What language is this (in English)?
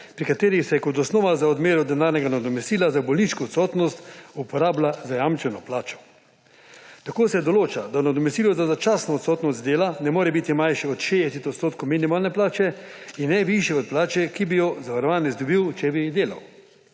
Slovenian